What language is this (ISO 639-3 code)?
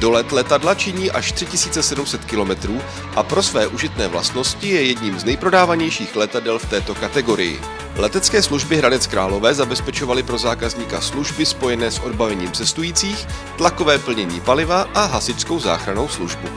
ces